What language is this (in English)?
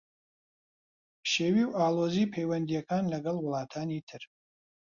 Central Kurdish